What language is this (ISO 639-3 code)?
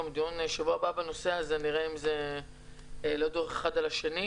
heb